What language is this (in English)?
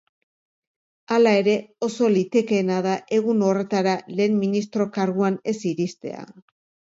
Basque